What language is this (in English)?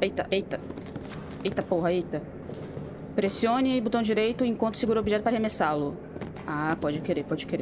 Portuguese